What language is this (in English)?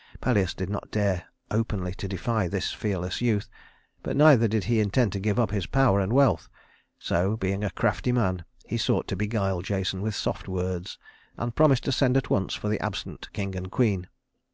English